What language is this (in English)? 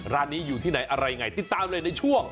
Thai